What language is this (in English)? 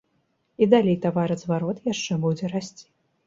Belarusian